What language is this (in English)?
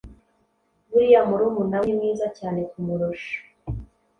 Kinyarwanda